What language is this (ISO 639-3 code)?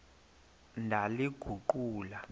xho